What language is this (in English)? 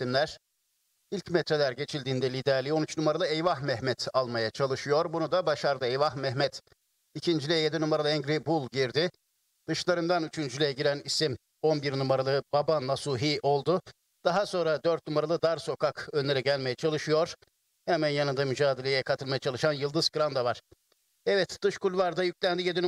Turkish